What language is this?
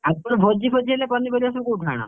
Odia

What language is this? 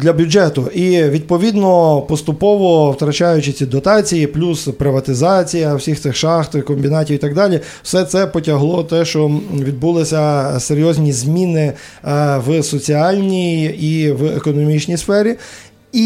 Ukrainian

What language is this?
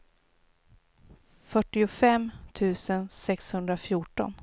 Swedish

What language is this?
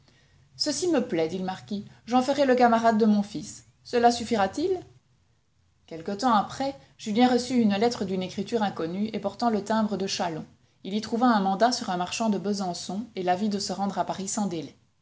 French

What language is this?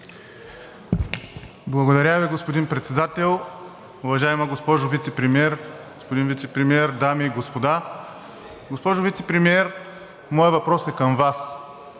Bulgarian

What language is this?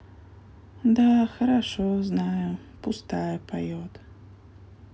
Russian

